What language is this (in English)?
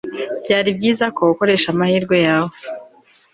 Kinyarwanda